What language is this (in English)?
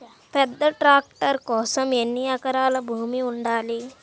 Telugu